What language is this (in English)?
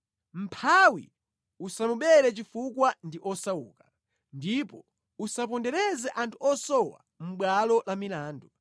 Nyanja